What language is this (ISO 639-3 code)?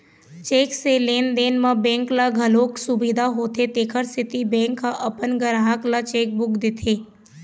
hne